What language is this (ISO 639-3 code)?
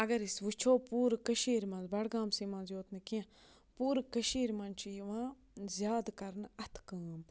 kas